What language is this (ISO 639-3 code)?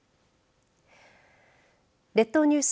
jpn